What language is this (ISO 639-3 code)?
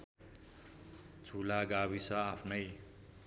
nep